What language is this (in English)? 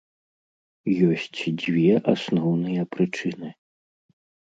Belarusian